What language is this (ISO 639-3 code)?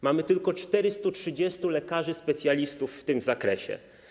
pol